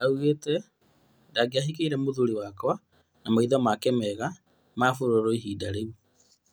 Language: Kikuyu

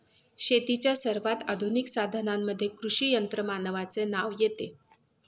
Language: Marathi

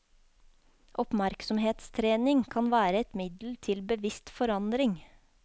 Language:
Norwegian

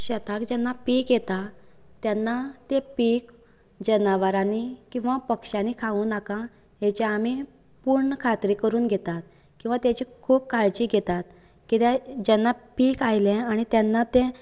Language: Konkani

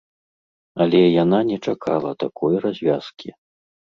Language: Belarusian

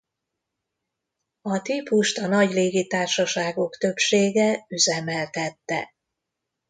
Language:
Hungarian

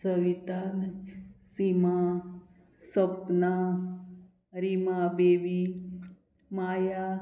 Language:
Konkani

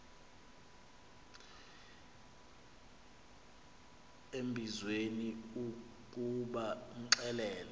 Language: Xhosa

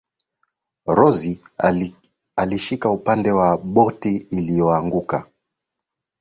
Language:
Swahili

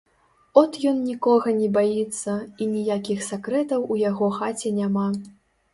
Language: Belarusian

